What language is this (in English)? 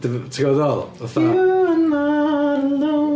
Welsh